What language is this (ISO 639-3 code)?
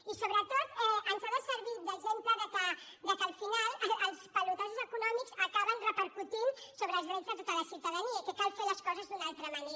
cat